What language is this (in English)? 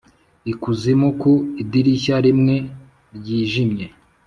Kinyarwanda